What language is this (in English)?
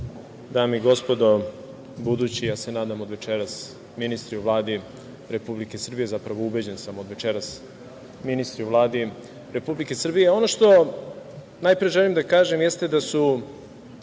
Serbian